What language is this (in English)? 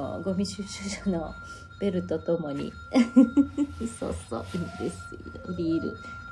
Japanese